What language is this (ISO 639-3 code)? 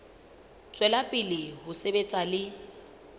sot